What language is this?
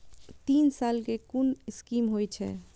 Maithili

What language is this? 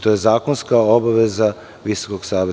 Serbian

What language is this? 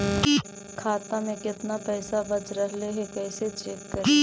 Magahi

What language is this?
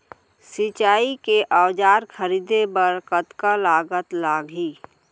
Chhattisgarhi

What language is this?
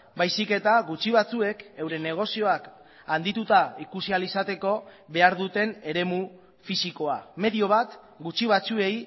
Basque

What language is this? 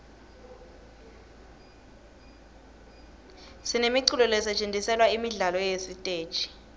Swati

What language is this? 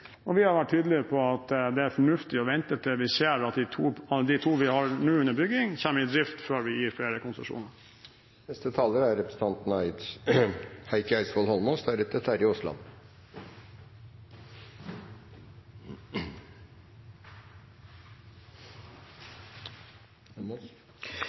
Norwegian Bokmål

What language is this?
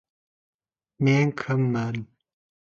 Kazakh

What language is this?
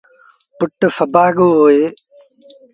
Sindhi Bhil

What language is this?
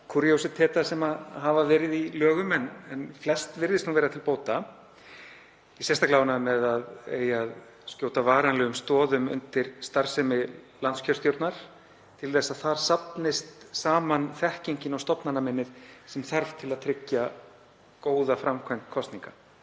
Icelandic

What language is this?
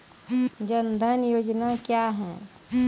Maithili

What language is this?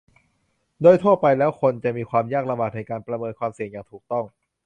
Thai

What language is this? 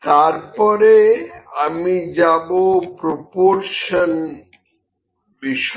Bangla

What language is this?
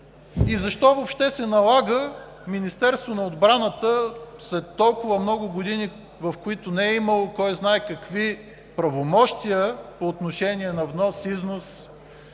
Bulgarian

